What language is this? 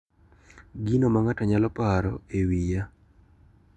Luo (Kenya and Tanzania)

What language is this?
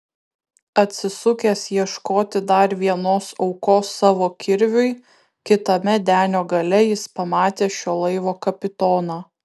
Lithuanian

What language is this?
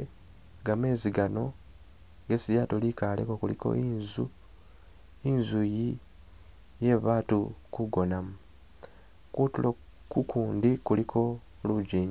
Masaaba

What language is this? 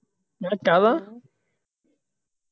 Punjabi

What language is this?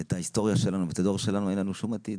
Hebrew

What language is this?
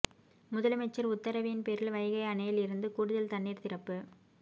Tamil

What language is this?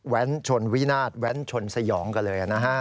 Thai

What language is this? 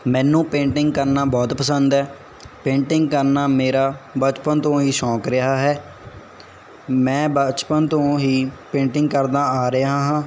Punjabi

